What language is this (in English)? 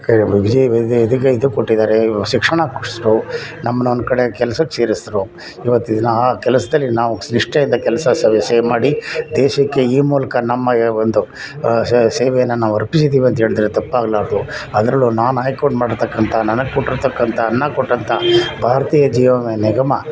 Kannada